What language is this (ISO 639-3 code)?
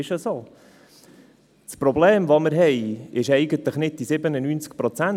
gsw